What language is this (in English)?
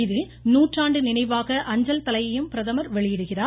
Tamil